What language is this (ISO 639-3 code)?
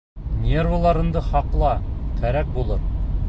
bak